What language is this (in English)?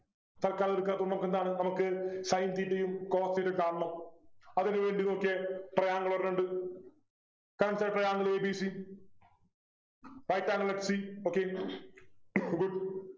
Malayalam